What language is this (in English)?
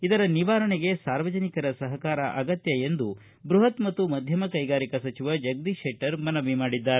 Kannada